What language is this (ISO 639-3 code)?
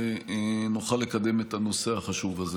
heb